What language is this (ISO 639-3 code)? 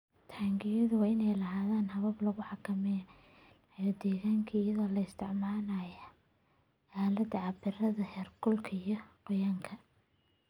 som